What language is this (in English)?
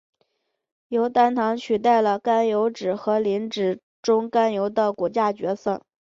Chinese